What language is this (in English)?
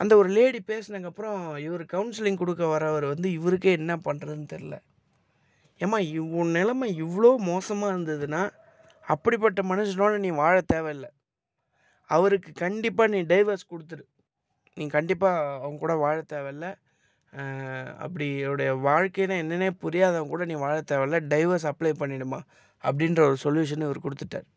Tamil